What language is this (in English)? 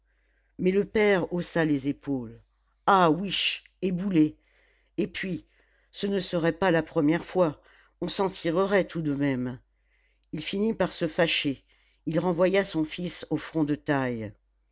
French